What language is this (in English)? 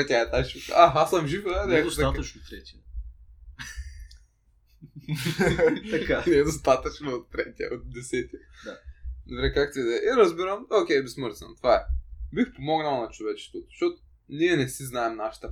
Bulgarian